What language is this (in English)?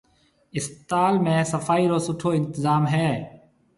Marwari (Pakistan)